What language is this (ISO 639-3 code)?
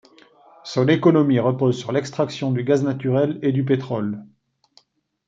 fra